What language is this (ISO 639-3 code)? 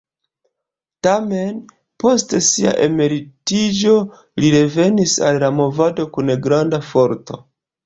epo